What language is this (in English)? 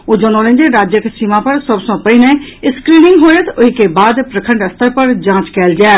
Maithili